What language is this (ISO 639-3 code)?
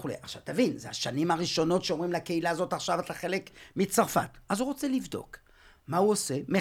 heb